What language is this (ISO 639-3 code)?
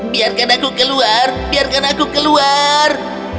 ind